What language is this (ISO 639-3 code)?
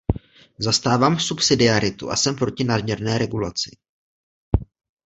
ces